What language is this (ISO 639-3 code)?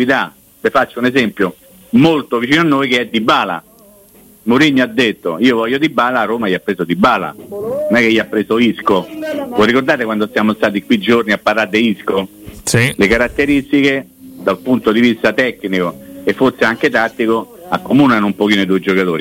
ita